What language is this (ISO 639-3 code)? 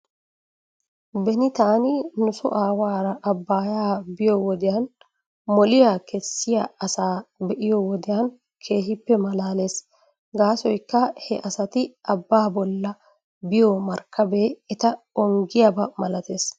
wal